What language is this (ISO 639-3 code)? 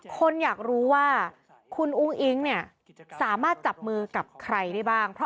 tha